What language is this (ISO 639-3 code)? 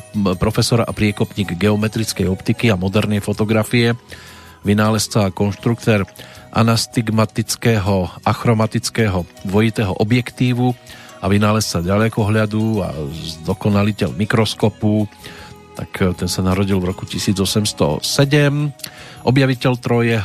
slk